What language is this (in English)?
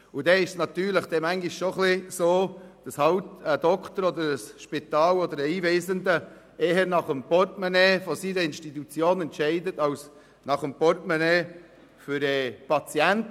Swiss German